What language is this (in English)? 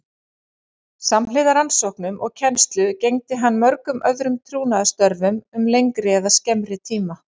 Icelandic